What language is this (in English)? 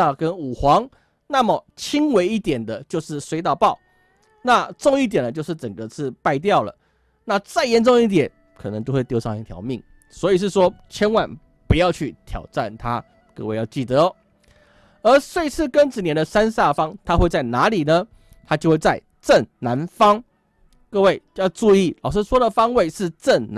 Chinese